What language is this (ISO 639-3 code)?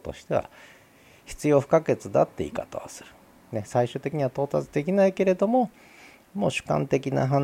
jpn